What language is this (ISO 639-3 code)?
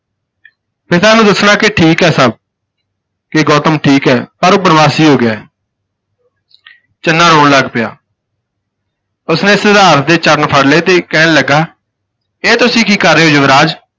pan